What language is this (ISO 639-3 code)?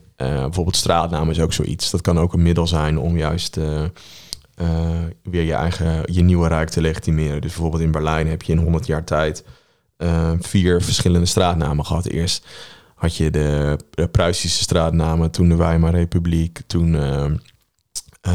nld